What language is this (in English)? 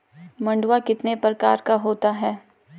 Hindi